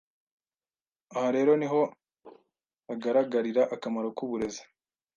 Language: Kinyarwanda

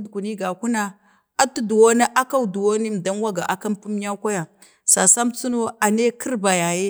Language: Bade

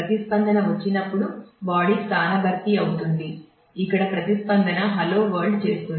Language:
Telugu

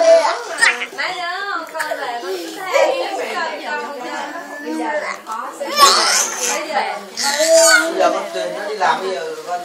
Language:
Vietnamese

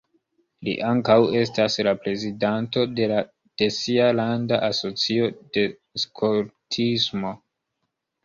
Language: Esperanto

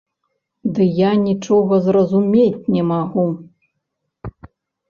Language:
Belarusian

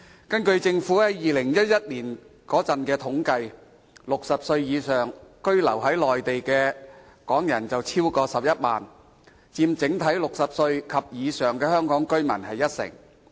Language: Cantonese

